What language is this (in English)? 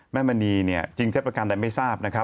Thai